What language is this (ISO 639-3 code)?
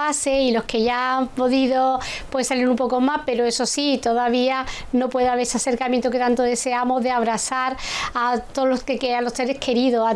spa